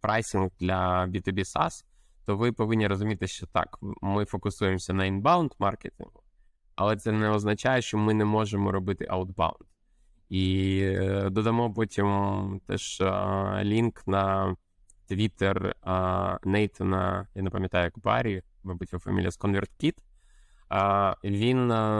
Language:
Ukrainian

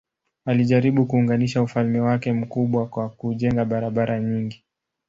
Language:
Swahili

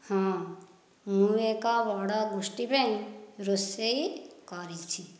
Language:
Odia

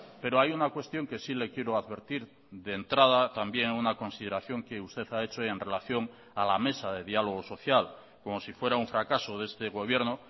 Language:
Spanish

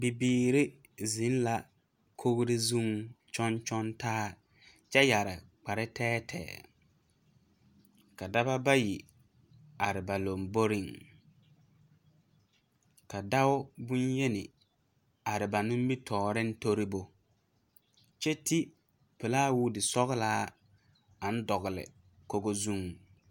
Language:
Southern Dagaare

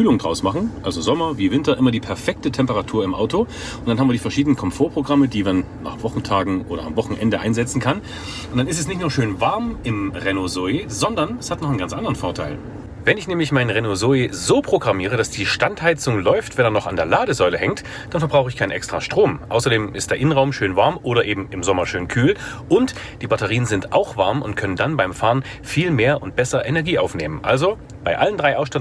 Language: German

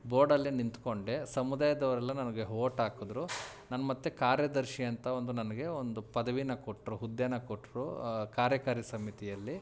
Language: Kannada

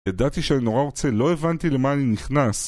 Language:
Hebrew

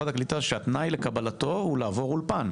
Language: Hebrew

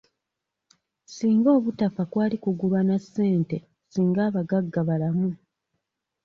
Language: Ganda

